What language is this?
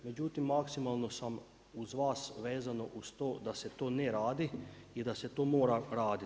Croatian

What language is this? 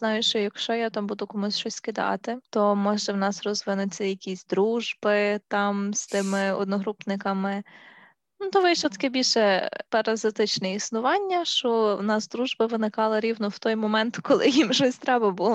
Ukrainian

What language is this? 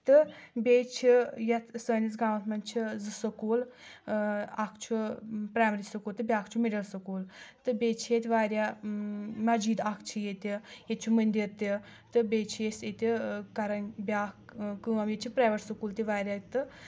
Kashmiri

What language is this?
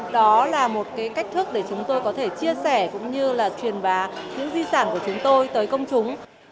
Vietnamese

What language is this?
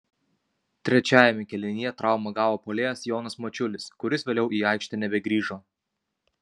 Lithuanian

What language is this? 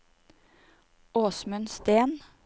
Norwegian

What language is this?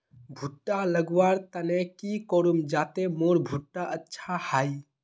Magahi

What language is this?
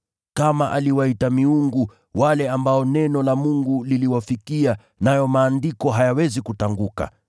Swahili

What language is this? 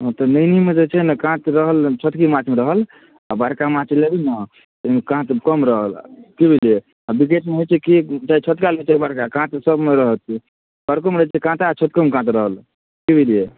Maithili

